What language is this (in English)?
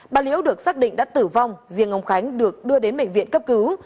Vietnamese